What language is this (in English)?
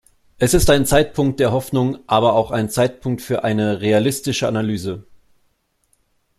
German